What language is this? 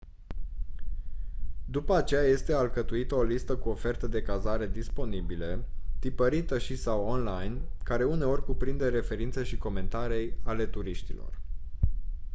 Romanian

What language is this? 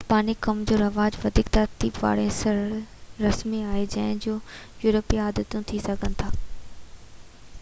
Sindhi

